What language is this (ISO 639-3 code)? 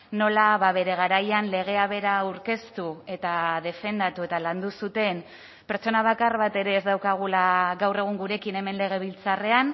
eus